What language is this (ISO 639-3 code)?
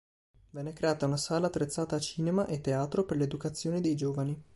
ita